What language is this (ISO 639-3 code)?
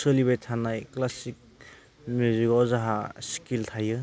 brx